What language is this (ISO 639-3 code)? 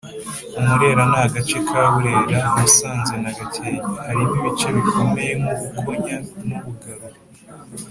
kin